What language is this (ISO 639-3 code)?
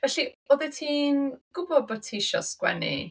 cym